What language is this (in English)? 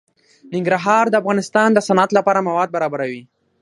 Pashto